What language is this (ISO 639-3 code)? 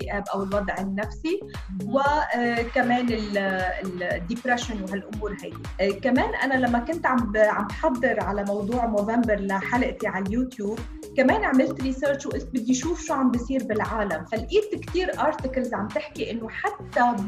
ara